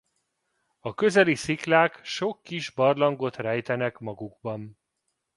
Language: Hungarian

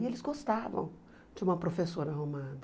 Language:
Portuguese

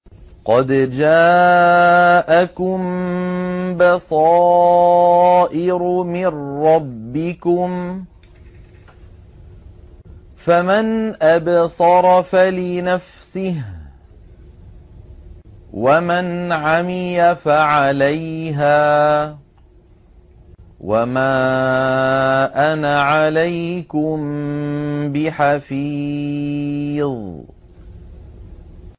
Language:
Arabic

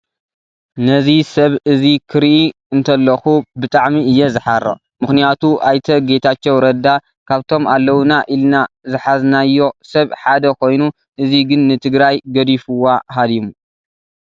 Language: Tigrinya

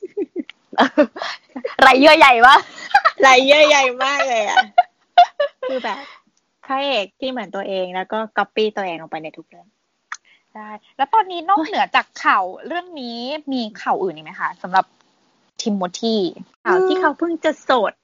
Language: Thai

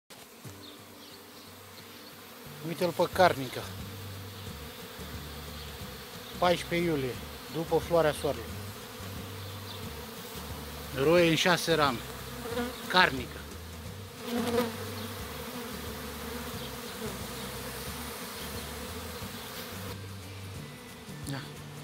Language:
Romanian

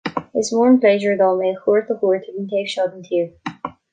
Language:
Irish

